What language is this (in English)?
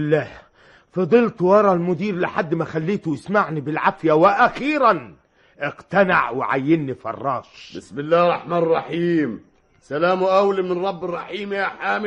Arabic